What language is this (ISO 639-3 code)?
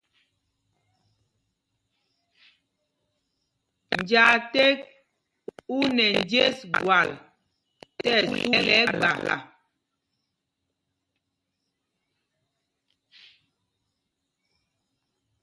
mgg